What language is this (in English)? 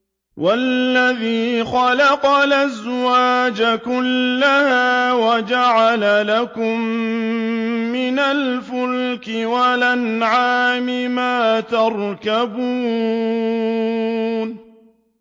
Arabic